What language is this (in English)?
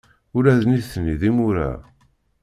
Kabyle